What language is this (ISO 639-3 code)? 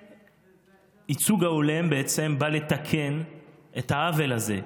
heb